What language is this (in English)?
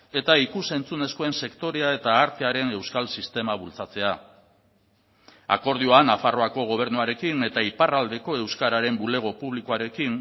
Basque